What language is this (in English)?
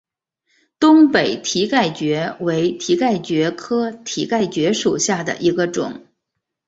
Chinese